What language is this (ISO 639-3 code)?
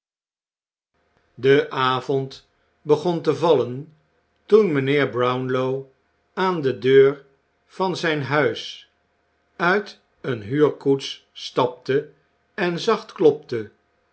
nld